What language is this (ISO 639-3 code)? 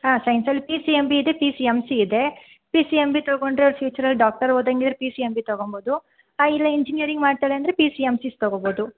kan